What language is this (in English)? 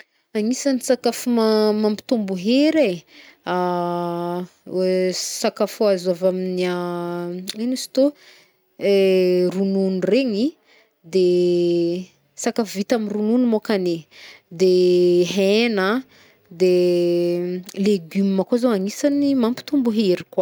Northern Betsimisaraka Malagasy